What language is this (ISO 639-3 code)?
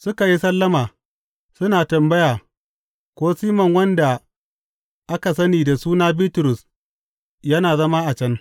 hau